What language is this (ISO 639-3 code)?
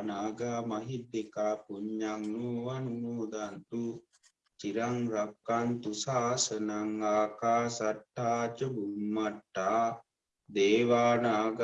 vie